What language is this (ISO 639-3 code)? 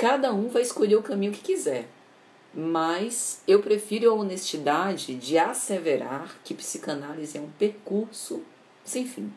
por